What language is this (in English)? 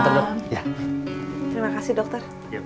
Indonesian